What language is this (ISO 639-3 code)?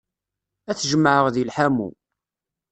kab